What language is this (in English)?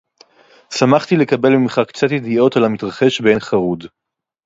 Hebrew